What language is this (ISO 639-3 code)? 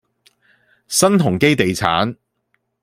yue